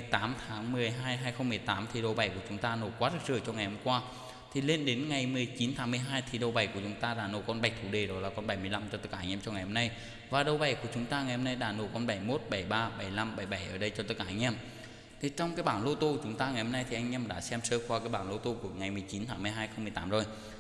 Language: Vietnamese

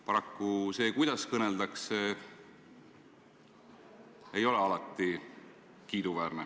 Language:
Estonian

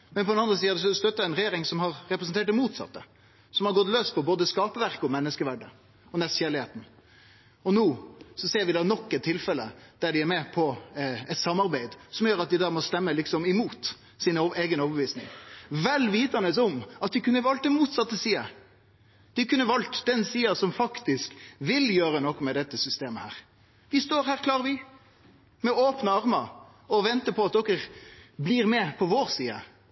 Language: Norwegian Nynorsk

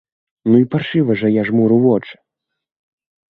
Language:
Belarusian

